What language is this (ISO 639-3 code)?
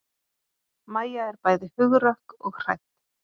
isl